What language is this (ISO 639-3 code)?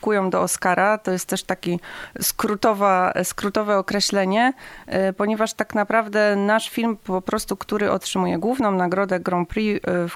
pol